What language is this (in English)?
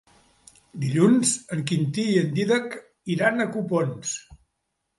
Catalan